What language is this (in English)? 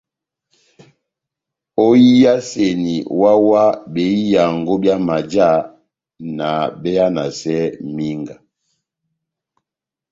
Batanga